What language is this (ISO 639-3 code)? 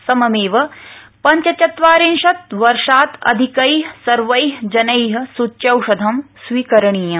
san